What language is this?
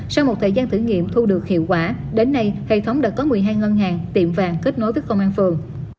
Vietnamese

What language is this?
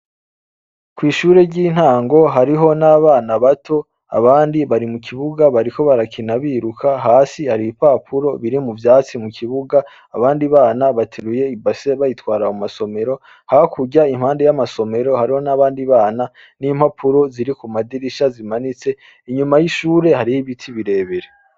Rundi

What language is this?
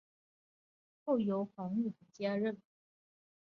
Chinese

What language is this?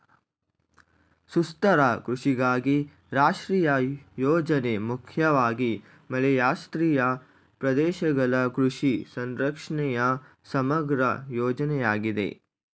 Kannada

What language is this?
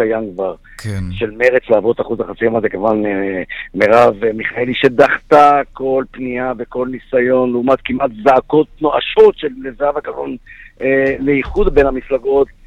Hebrew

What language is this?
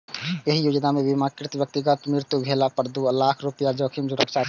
Maithili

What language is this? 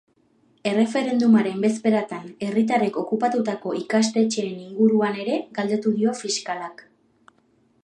Basque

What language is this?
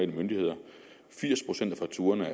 Danish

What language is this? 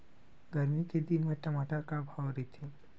Chhattisgarhi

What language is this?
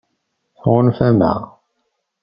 Kabyle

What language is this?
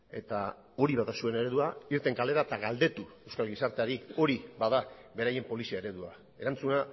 Basque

